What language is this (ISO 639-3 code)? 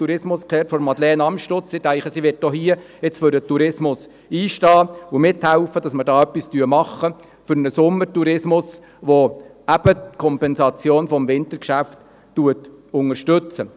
gsw